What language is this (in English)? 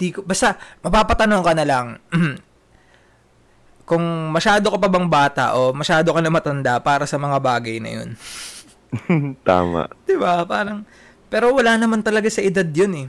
Filipino